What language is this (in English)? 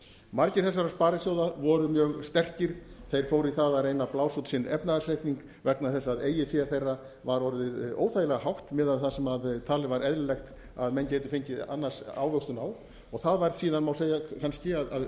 Icelandic